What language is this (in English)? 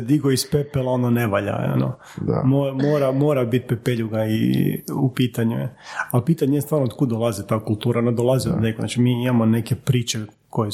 Croatian